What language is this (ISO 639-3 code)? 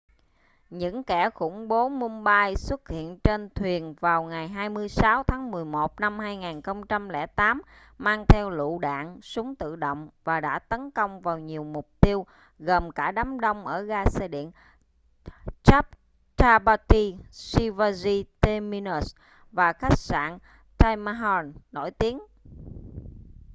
vie